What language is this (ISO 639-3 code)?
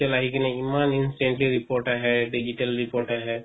asm